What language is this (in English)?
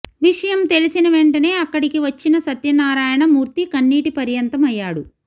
Telugu